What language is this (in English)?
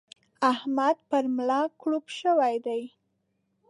Pashto